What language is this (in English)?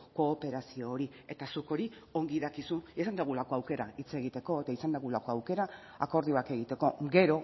Basque